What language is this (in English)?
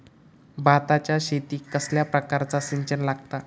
Marathi